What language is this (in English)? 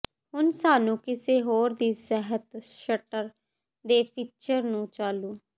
Punjabi